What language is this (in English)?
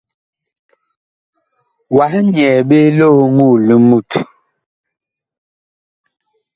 Bakoko